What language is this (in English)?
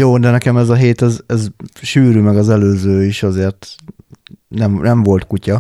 Hungarian